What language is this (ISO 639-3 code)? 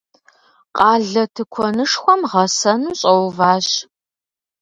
kbd